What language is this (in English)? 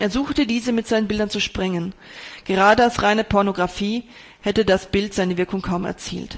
German